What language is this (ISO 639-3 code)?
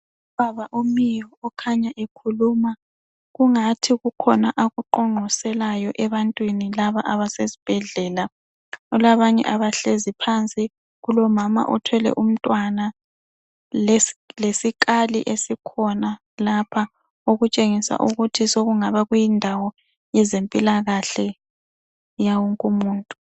nde